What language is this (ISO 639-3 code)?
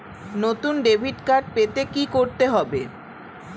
ben